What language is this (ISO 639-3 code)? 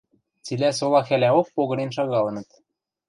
mrj